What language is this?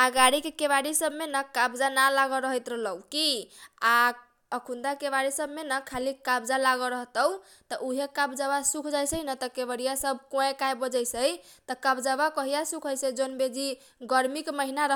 Kochila Tharu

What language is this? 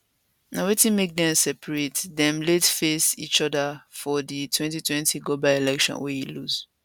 Nigerian Pidgin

